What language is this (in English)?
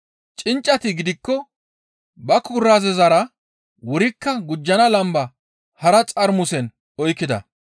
Gamo